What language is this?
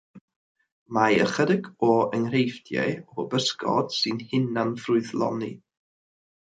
Welsh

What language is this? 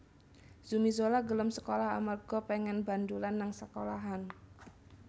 Javanese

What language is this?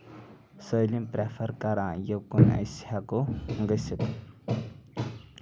Kashmiri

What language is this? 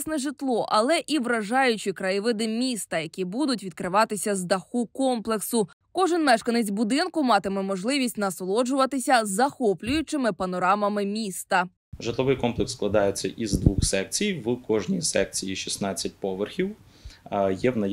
Ukrainian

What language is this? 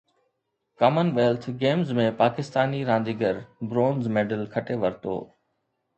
Sindhi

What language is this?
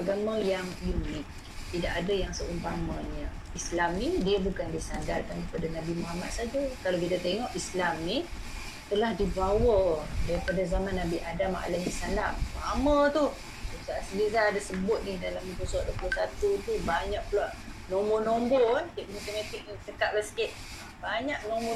Malay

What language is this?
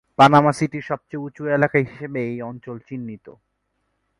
Bangla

